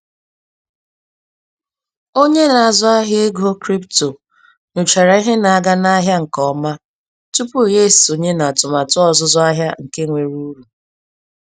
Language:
Igbo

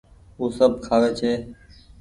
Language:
Goaria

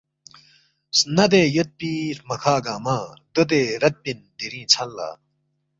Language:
Balti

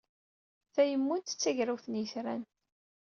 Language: Kabyle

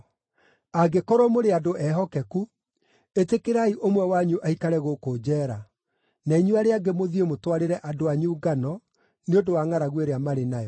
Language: Kikuyu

